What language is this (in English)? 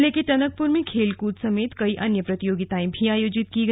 Hindi